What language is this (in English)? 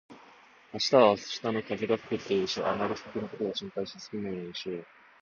Japanese